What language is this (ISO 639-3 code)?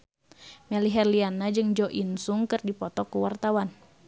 sun